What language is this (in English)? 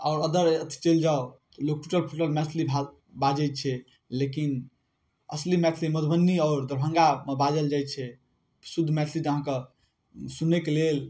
Maithili